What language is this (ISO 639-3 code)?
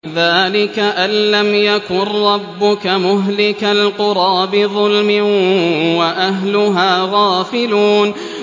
ara